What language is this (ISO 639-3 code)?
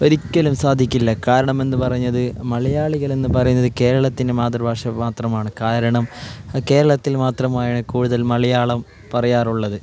mal